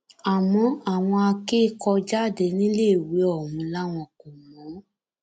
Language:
Yoruba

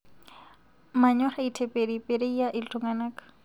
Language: Masai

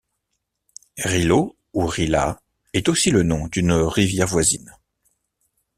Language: French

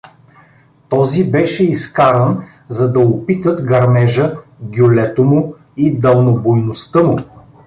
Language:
Bulgarian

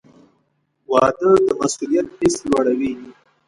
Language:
Pashto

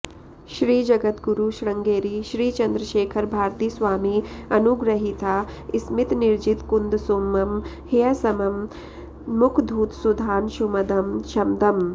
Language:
Sanskrit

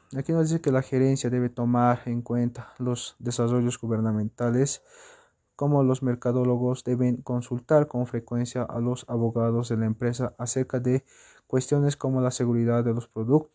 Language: Spanish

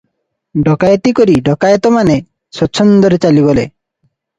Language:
Odia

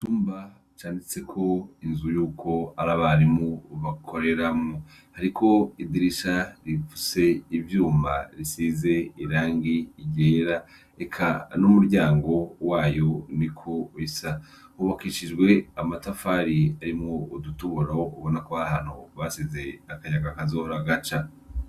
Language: Rundi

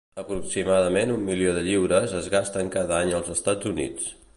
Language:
Catalan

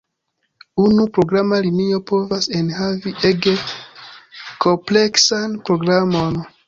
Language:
Esperanto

